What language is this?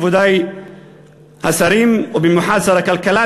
Hebrew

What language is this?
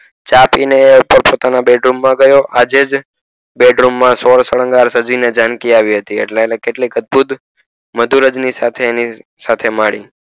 Gujarati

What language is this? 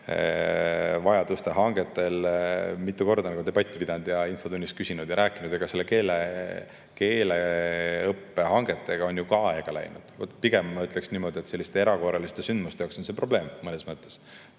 Estonian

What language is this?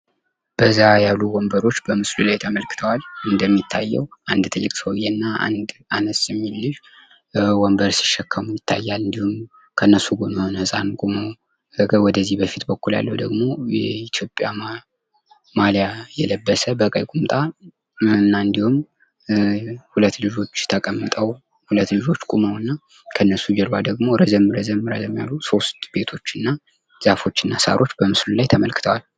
Amharic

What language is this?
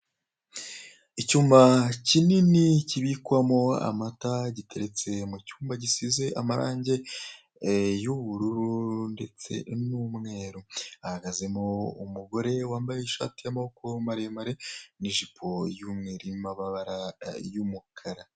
Kinyarwanda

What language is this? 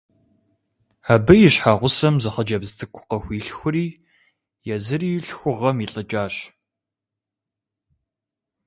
Kabardian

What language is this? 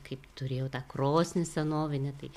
Lithuanian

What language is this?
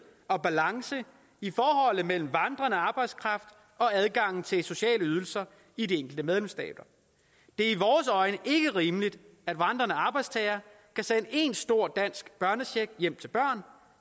Danish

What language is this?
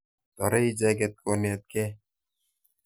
Kalenjin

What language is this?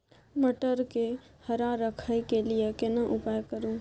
Maithili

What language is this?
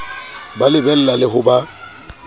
Southern Sotho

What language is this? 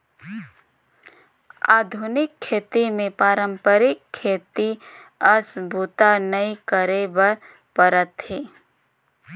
Chhattisgarhi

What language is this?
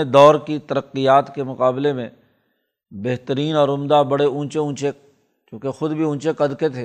Urdu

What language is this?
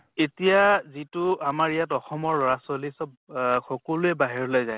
Assamese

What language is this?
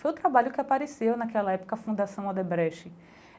Portuguese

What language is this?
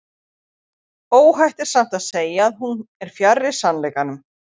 Icelandic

